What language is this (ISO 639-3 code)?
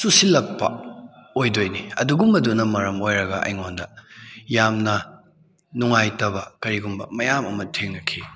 mni